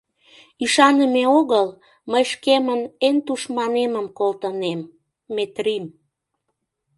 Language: Mari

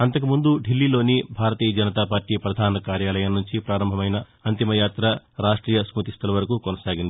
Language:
Telugu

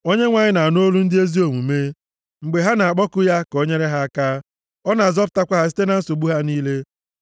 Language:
Igbo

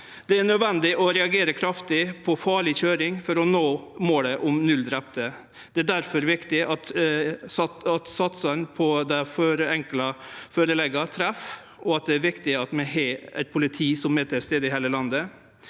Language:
Norwegian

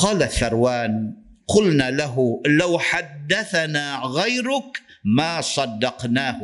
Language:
Malay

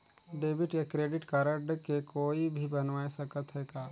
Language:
Chhattisgarhi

